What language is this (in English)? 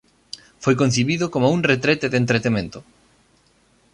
Galician